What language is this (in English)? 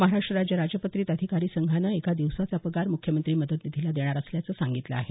Marathi